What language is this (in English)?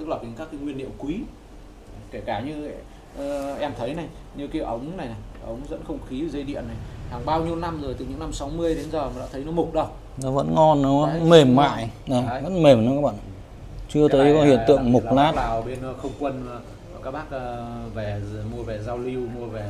Vietnamese